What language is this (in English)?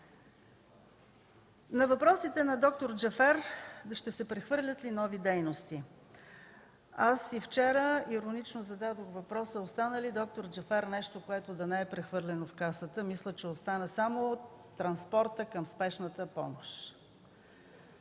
Bulgarian